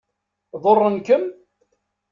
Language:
Kabyle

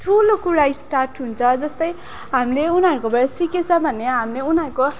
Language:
Nepali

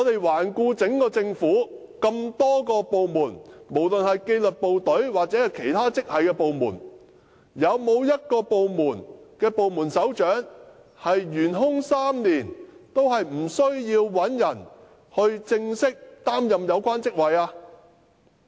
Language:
Cantonese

